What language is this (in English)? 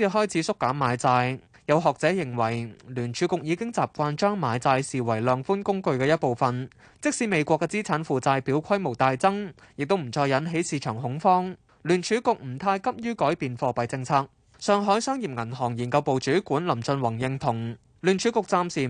Chinese